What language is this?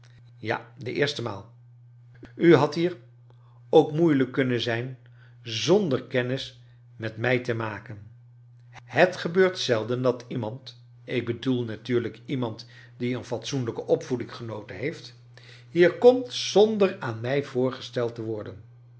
Dutch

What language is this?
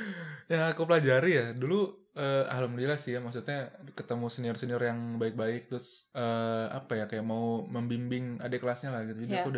Indonesian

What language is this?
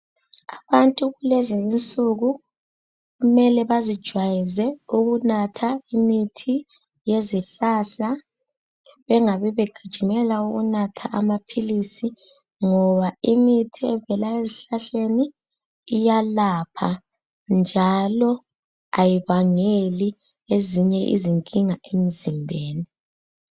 North Ndebele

